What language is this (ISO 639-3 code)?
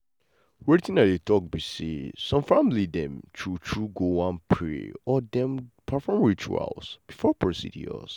pcm